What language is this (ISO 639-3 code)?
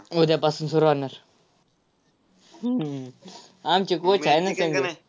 mar